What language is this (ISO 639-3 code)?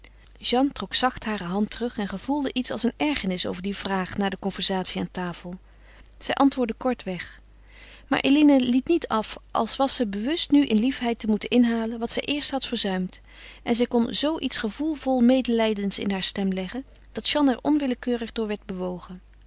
nld